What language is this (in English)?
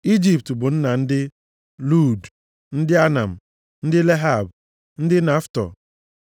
Igbo